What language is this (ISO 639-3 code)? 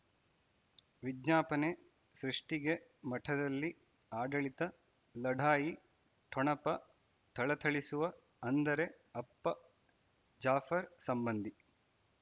kan